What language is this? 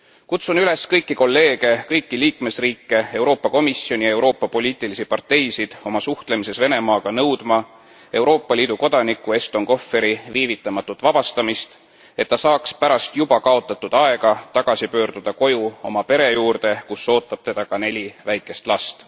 Estonian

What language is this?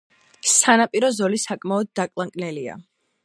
Georgian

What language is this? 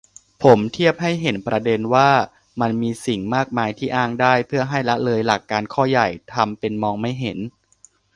Thai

